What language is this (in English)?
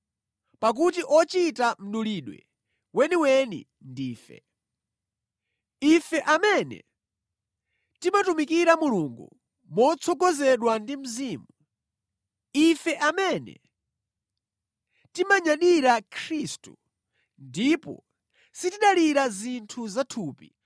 Nyanja